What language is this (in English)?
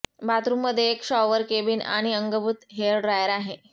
Marathi